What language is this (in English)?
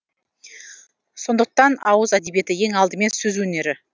Kazakh